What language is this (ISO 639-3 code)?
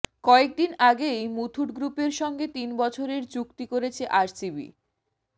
ben